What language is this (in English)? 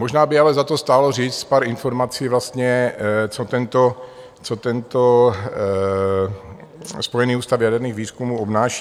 Czech